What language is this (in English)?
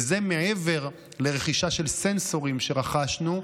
Hebrew